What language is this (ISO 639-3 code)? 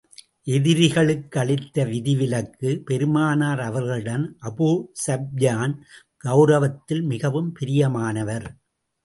tam